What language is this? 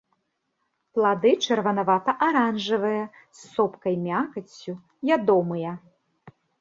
Belarusian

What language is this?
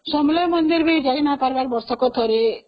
Odia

